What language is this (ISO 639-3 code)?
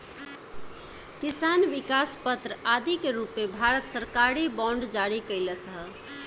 bho